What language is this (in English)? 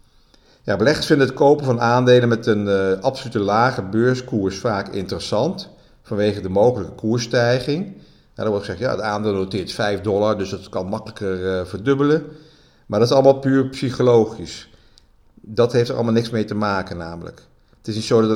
Dutch